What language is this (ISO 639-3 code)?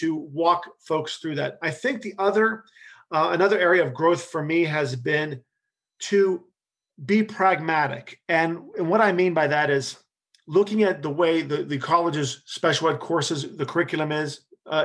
eng